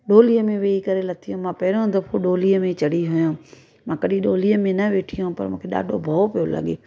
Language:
Sindhi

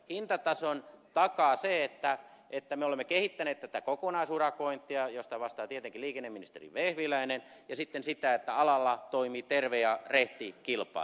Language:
Finnish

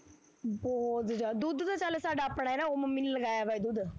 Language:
Punjabi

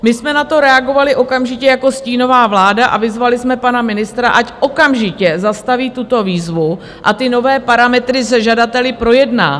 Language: Czech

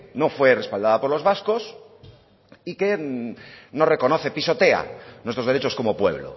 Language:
Spanish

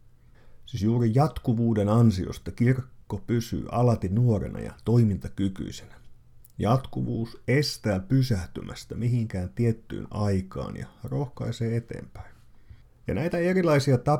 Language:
Finnish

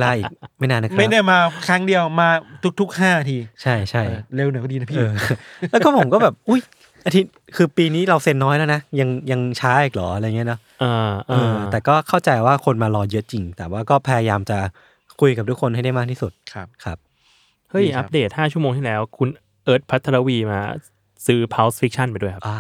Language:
Thai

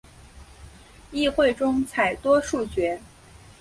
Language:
Chinese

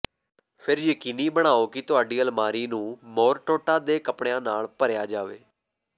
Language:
Punjabi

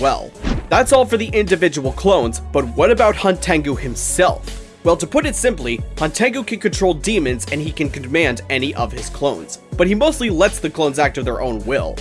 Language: English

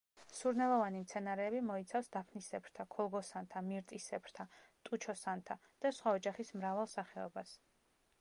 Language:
Georgian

